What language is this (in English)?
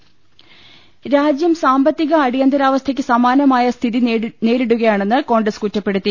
Malayalam